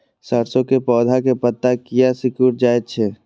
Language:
Maithili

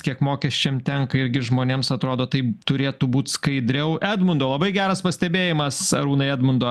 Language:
Lithuanian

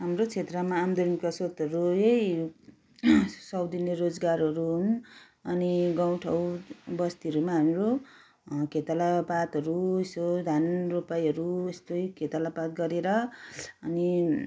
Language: Nepali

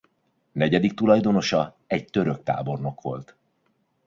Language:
Hungarian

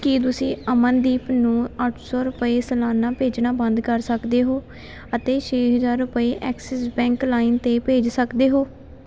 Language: Punjabi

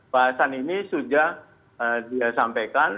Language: Indonesian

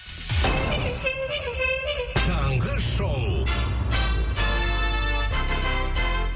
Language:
Kazakh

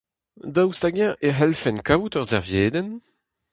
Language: Breton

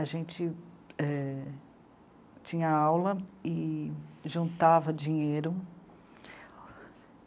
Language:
Portuguese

